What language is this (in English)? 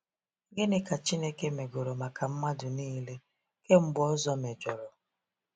Igbo